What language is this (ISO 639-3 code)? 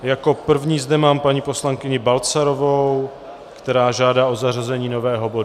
ces